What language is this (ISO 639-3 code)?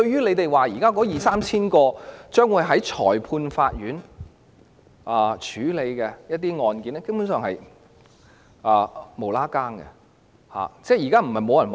yue